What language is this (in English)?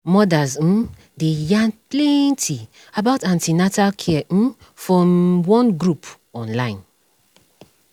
Nigerian Pidgin